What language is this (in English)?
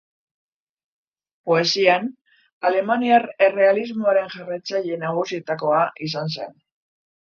Basque